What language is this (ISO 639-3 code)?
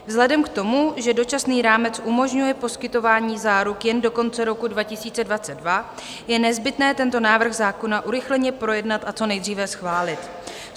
ces